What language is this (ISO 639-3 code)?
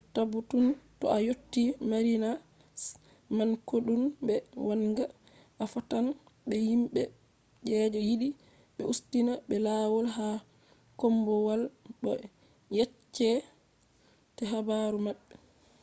ful